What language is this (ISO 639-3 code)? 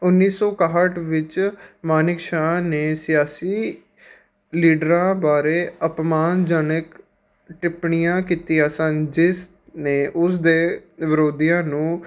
pan